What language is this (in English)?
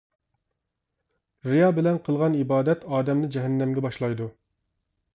Uyghur